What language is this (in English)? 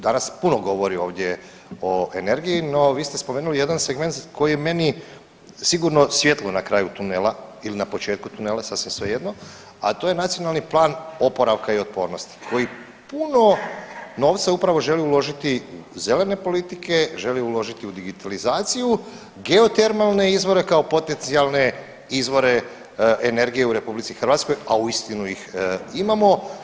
Croatian